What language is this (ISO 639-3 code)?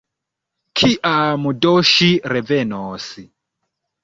epo